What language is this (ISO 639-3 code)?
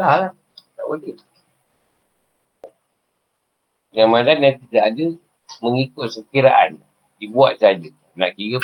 msa